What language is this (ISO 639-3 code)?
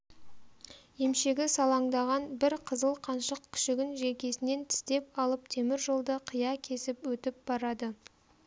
kaz